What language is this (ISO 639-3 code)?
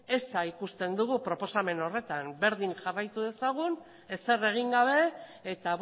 eus